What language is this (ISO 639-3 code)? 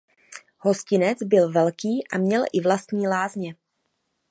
ces